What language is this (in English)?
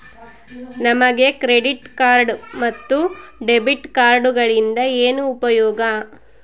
Kannada